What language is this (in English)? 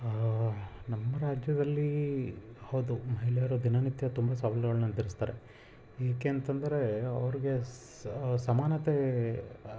Kannada